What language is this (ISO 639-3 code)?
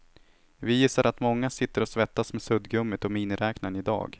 swe